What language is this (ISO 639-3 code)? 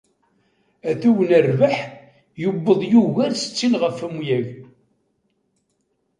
kab